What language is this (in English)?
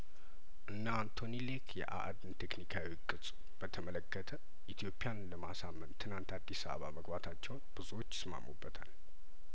Amharic